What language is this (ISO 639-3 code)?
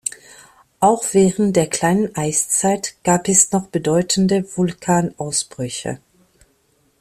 deu